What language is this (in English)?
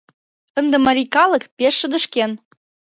Mari